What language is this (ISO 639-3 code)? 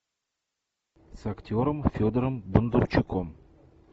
rus